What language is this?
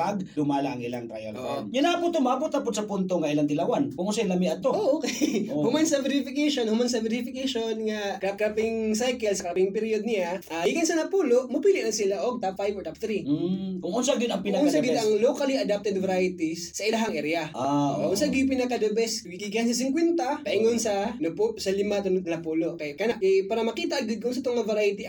Filipino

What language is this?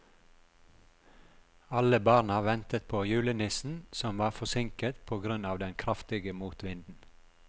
Norwegian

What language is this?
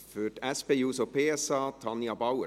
Swiss German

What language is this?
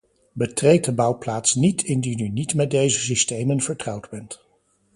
Dutch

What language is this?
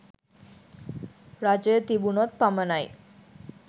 Sinhala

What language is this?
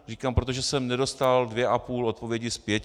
Czech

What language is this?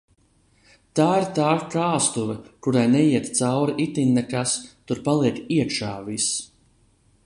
Latvian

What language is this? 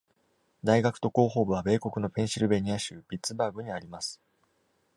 Japanese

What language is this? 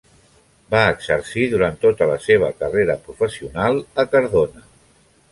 Catalan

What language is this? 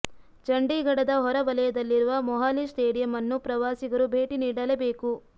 Kannada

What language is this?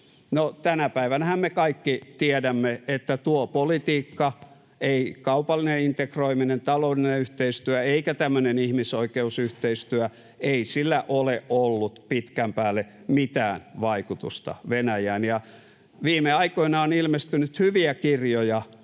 Finnish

